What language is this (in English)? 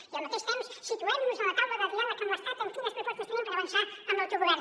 Catalan